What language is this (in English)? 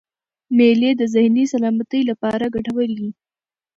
Pashto